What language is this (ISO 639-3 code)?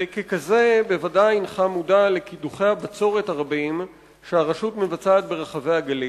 heb